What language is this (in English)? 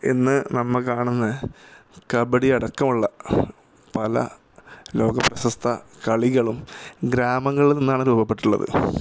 Malayalam